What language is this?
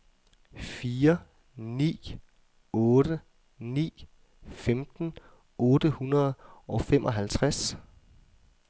Danish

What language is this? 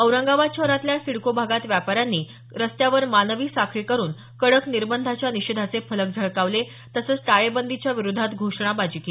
Marathi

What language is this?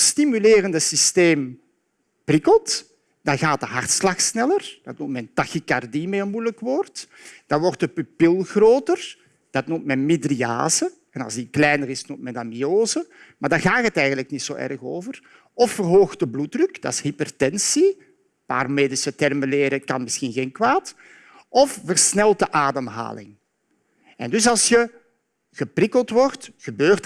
Dutch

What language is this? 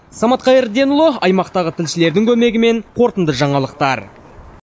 Kazakh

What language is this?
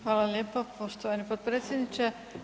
Croatian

